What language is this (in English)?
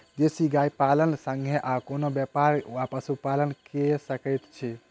Maithili